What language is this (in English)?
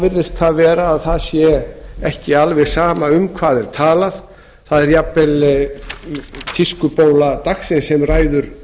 Icelandic